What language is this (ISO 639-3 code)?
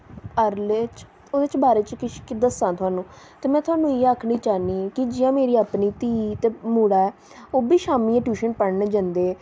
doi